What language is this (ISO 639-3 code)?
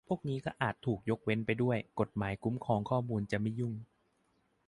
tha